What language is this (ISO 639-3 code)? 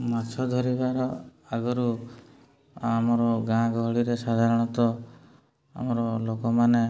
ori